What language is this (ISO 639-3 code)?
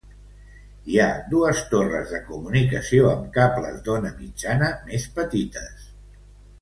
cat